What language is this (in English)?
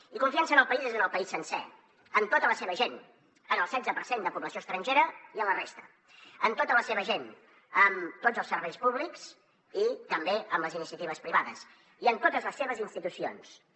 Catalan